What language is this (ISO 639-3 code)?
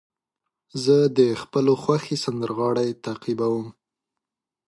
pus